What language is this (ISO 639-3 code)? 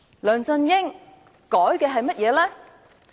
yue